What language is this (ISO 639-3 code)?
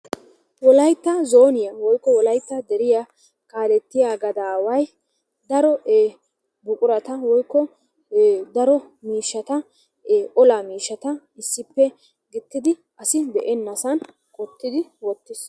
wal